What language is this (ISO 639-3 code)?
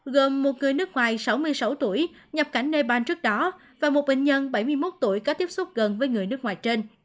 vie